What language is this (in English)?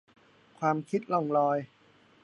Thai